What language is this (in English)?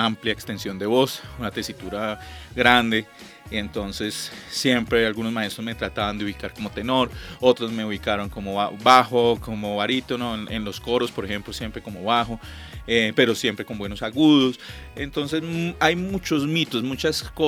Spanish